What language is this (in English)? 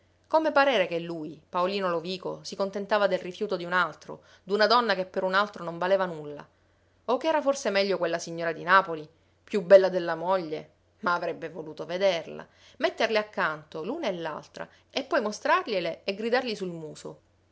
Italian